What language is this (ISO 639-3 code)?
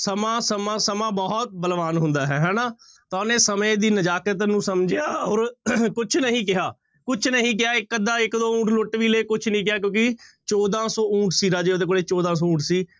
pan